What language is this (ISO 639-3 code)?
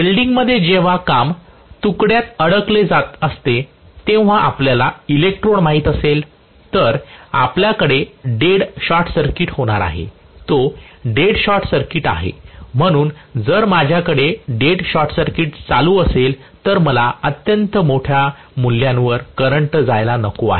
mar